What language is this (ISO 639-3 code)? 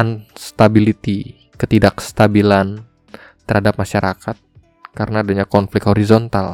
ind